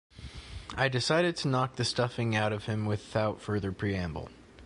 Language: English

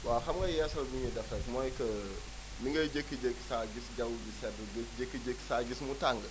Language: Wolof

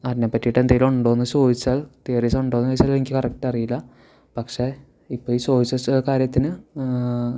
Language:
Malayalam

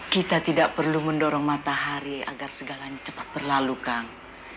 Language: Indonesian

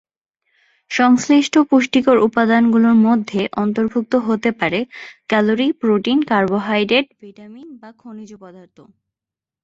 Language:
Bangla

